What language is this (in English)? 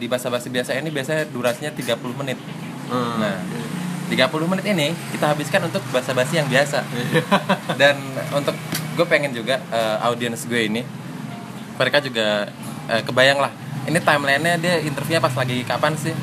Indonesian